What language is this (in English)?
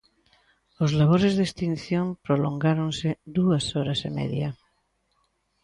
Galician